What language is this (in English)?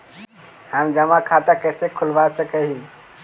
Magahi